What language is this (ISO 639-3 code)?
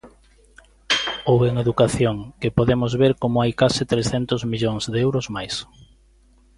glg